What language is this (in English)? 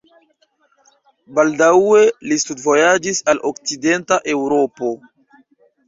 Esperanto